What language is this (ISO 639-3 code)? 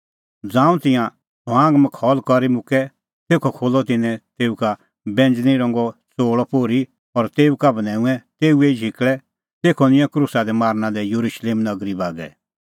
kfx